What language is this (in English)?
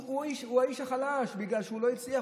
Hebrew